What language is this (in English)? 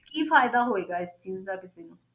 Punjabi